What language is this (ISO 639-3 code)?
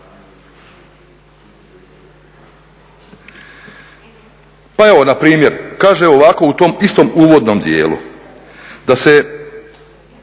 hrv